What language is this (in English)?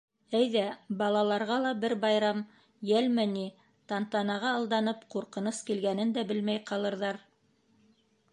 Bashkir